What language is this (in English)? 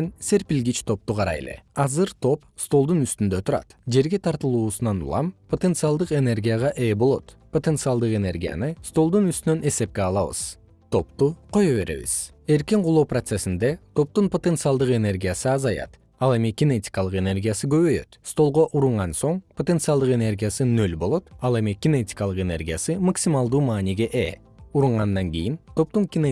Kyrgyz